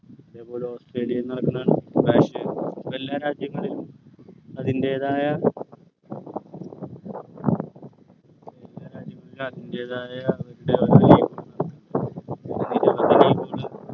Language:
Malayalam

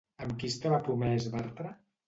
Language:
Catalan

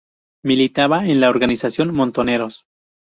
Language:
Spanish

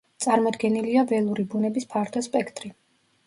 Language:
Georgian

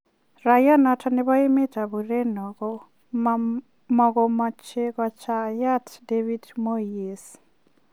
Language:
Kalenjin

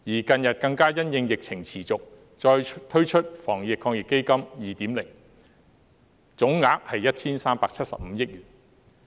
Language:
Cantonese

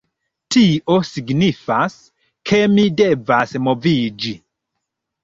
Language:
Esperanto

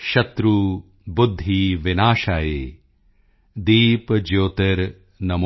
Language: Punjabi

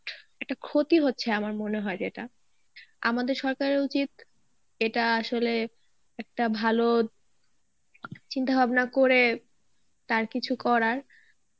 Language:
Bangla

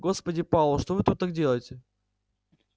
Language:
Russian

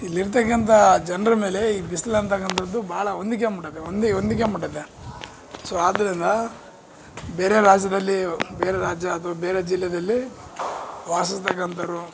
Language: Kannada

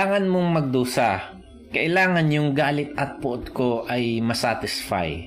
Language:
Filipino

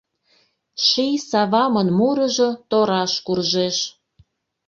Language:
Mari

